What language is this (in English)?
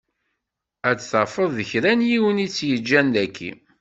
Kabyle